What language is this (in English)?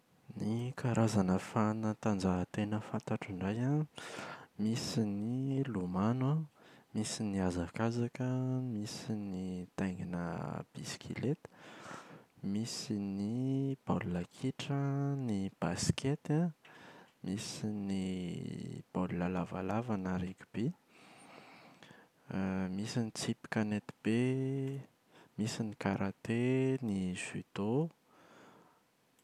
Malagasy